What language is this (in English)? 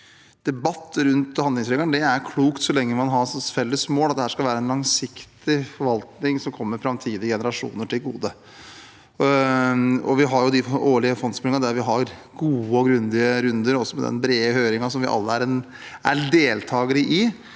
Norwegian